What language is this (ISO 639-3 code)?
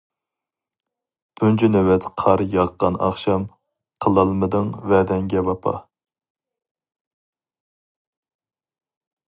uig